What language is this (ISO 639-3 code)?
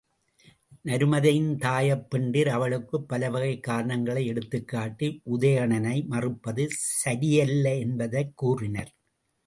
tam